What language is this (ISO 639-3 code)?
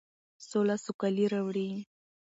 pus